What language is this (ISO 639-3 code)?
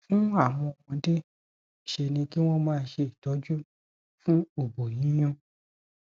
yor